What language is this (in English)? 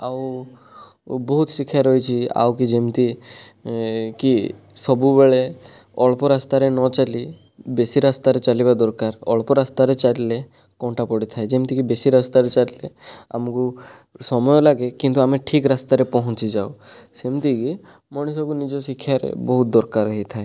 Odia